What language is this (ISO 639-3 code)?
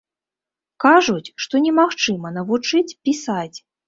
bel